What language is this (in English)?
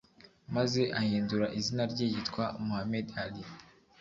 Kinyarwanda